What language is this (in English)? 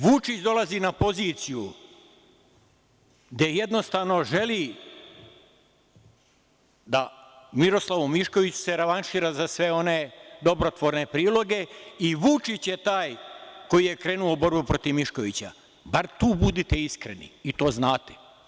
Serbian